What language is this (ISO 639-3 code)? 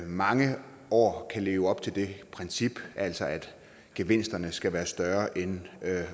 dan